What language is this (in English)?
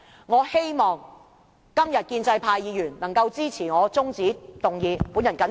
Cantonese